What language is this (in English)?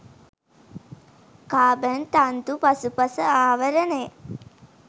Sinhala